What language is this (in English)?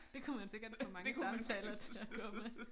Danish